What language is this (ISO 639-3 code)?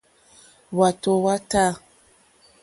bri